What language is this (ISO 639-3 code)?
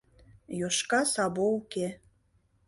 chm